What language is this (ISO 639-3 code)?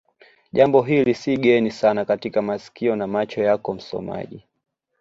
swa